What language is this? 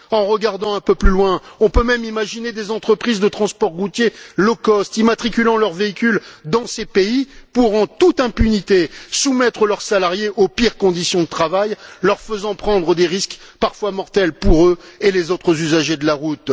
French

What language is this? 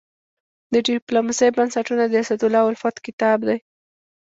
Pashto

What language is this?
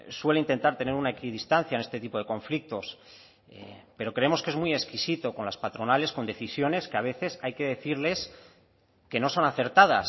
Spanish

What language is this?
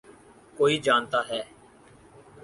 Urdu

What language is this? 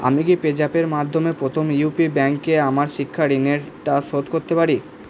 Bangla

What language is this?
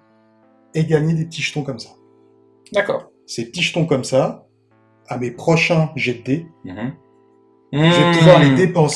French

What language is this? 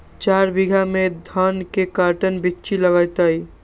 Magahi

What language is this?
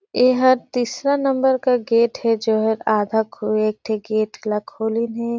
Surgujia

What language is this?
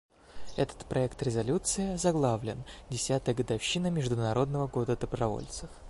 Russian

